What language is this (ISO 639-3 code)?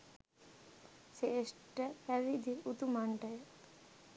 sin